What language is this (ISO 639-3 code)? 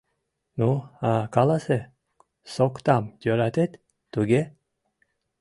chm